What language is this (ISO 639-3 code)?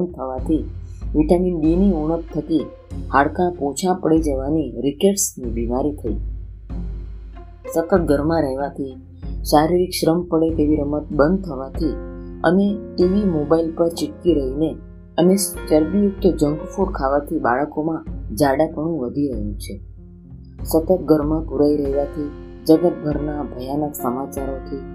guj